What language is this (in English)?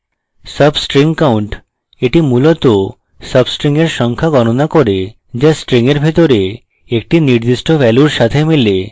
Bangla